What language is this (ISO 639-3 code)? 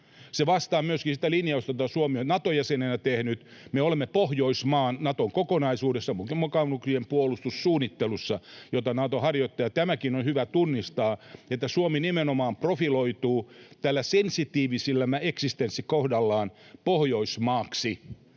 fin